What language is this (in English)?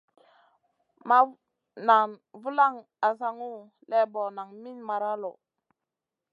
Masana